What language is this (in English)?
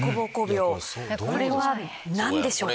Japanese